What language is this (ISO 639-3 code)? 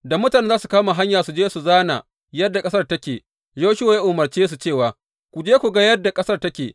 hau